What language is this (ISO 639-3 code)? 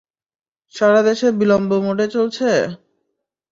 ben